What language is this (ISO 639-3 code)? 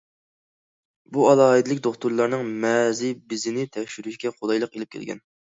uig